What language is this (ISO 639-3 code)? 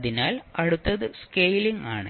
mal